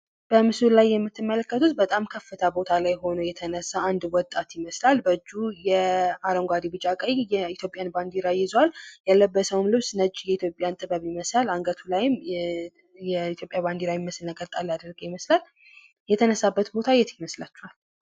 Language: Amharic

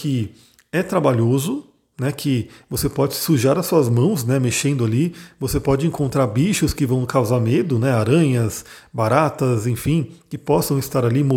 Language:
Portuguese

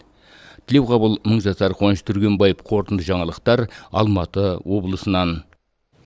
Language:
Kazakh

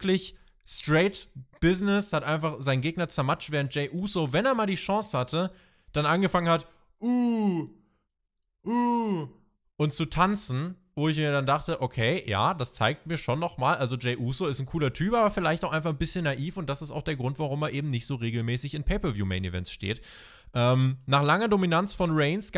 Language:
German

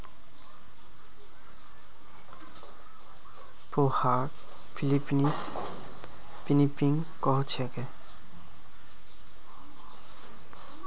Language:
Magahi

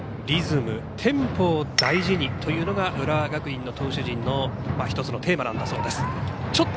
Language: Japanese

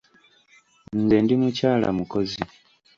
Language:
Ganda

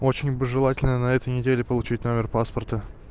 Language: Russian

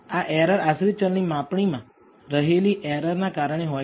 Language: Gujarati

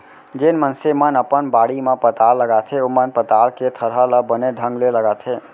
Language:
Chhattisgarhi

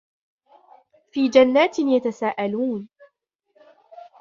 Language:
Arabic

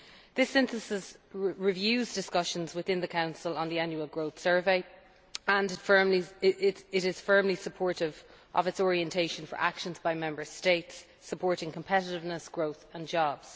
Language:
English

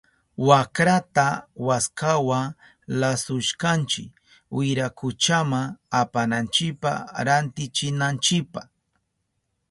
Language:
Southern Pastaza Quechua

